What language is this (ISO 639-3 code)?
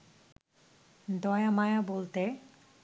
ben